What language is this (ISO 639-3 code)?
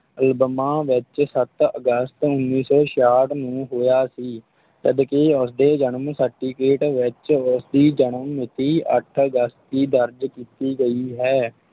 pan